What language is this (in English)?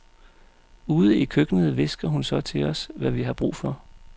Danish